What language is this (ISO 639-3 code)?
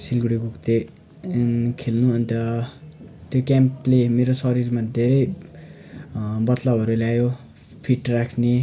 nep